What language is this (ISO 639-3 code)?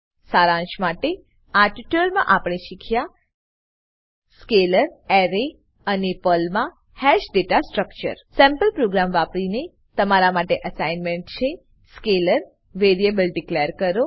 guj